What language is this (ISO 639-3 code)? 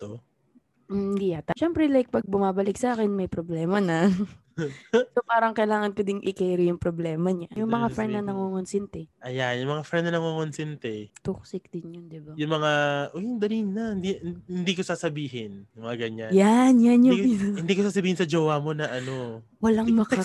fil